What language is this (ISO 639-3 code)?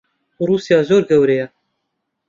ckb